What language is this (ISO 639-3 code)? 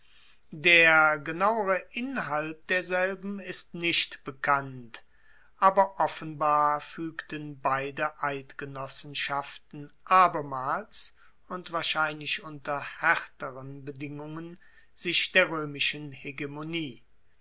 deu